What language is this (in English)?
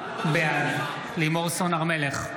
Hebrew